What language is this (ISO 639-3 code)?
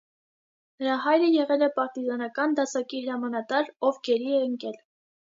hye